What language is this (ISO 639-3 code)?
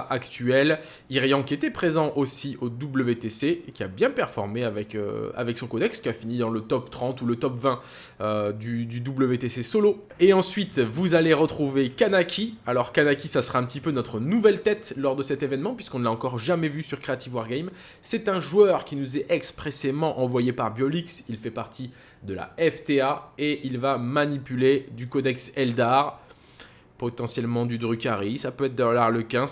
fra